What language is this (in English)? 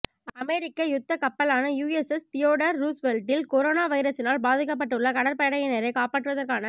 Tamil